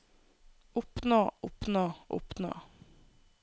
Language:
Norwegian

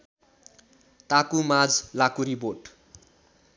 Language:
Nepali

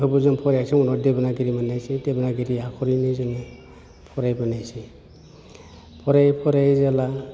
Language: Bodo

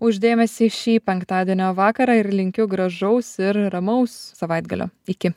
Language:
Lithuanian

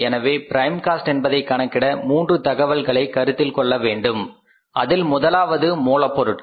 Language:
Tamil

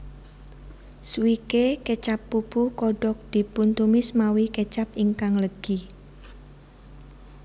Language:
Javanese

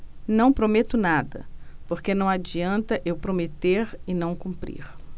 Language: Portuguese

